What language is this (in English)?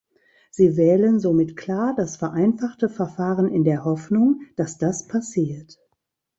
German